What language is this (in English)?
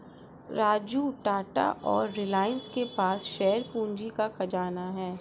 Hindi